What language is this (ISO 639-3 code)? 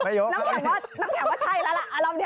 tha